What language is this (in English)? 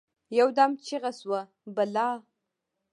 Pashto